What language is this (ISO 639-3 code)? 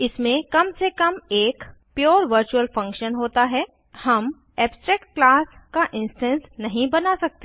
hin